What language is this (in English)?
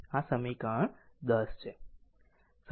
Gujarati